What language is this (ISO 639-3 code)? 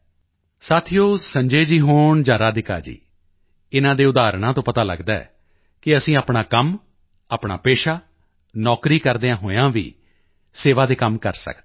pan